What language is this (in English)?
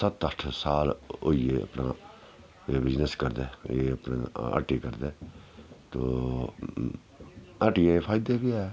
Dogri